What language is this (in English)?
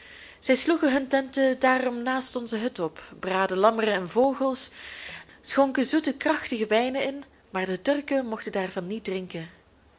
Dutch